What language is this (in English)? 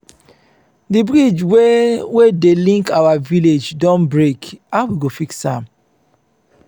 Nigerian Pidgin